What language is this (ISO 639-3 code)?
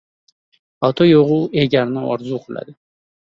uzb